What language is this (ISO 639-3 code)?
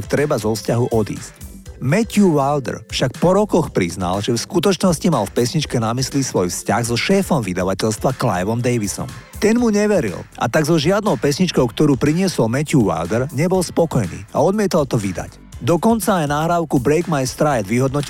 slk